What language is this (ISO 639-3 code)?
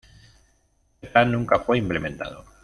spa